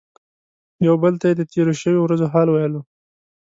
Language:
Pashto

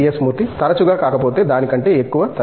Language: Telugu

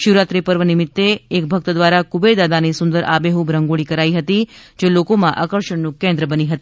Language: Gujarati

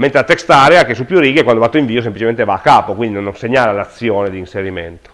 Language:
Italian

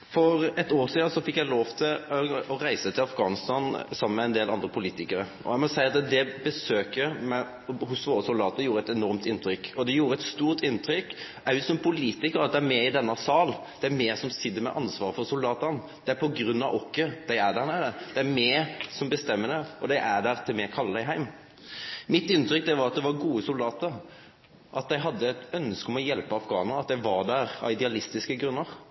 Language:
Norwegian Nynorsk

